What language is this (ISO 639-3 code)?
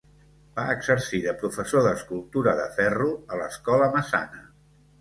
cat